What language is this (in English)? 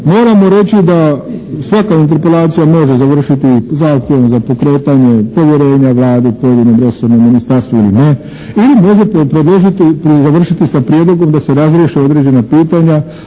Croatian